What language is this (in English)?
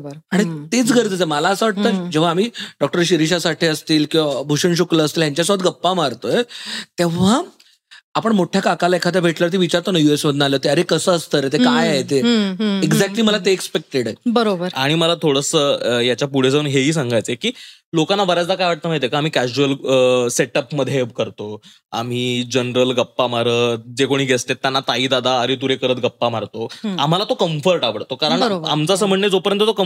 Marathi